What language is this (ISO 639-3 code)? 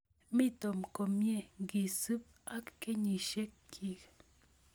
kln